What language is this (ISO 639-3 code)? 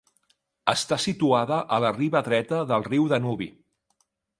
cat